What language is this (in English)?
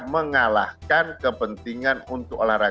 Indonesian